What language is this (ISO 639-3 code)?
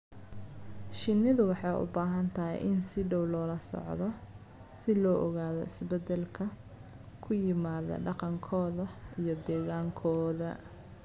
som